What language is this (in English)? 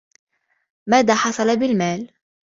Arabic